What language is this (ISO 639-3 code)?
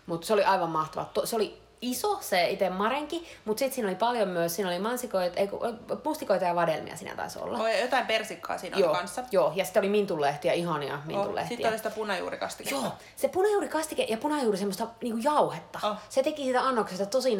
fin